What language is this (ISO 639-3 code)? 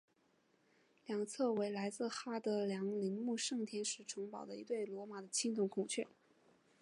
zho